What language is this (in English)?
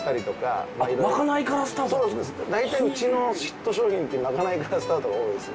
Japanese